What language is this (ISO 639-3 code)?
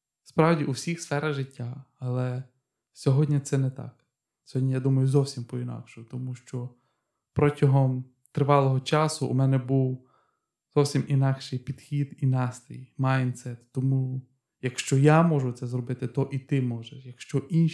ukr